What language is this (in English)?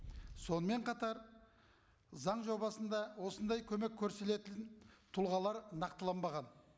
Kazakh